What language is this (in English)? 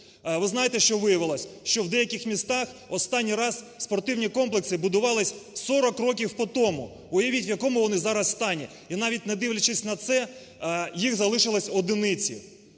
Ukrainian